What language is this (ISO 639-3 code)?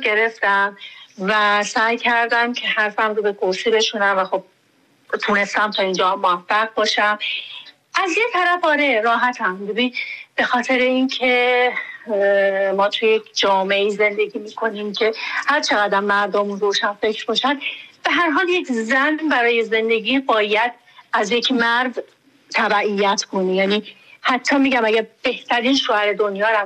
fas